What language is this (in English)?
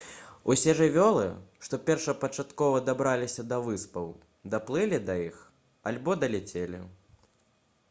Belarusian